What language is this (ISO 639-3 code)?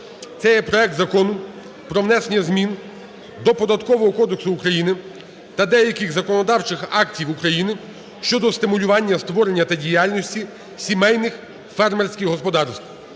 ukr